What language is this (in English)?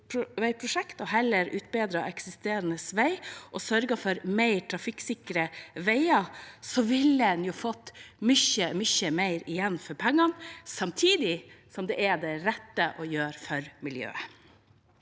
Norwegian